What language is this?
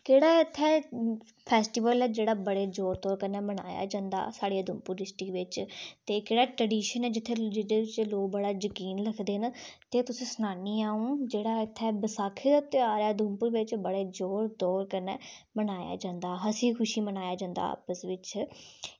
Dogri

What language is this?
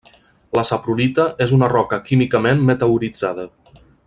Catalan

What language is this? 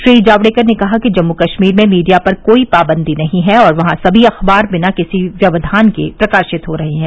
Hindi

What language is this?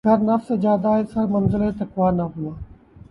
Urdu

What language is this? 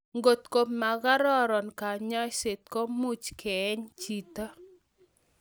Kalenjin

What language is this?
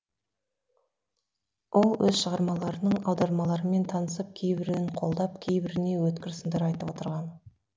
Kazakh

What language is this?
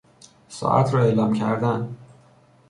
Persian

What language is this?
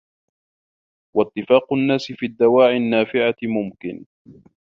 Arabic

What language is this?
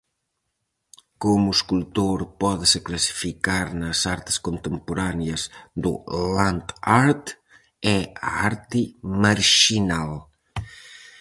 Galician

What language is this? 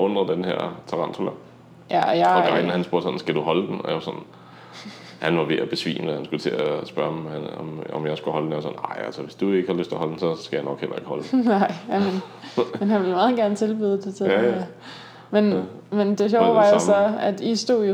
Danish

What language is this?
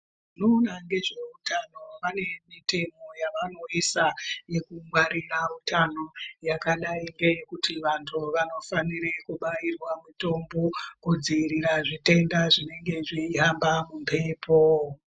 Ndau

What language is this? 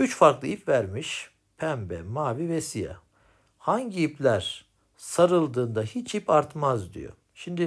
Turkish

